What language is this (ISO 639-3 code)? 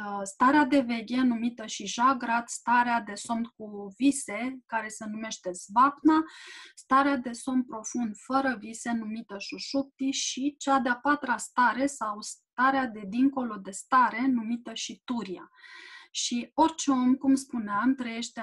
ron